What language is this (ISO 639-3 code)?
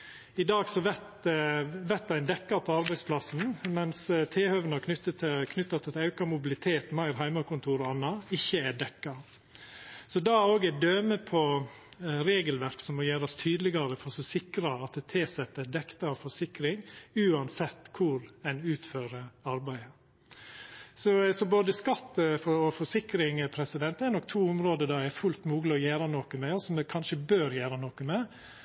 nno